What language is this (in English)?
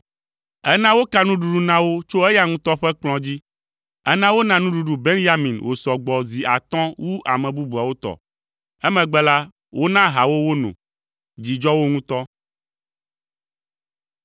Ewe